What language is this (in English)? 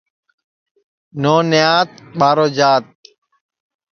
Sansi